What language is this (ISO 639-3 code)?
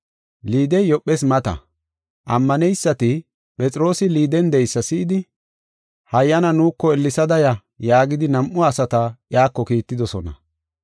gof